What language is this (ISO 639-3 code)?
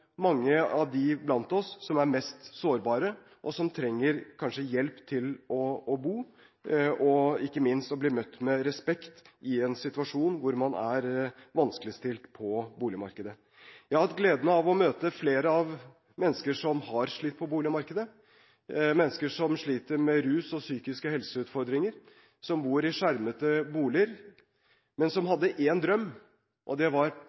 nob